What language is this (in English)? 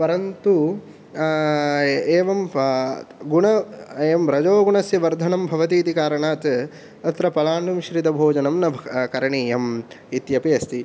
Sanskrit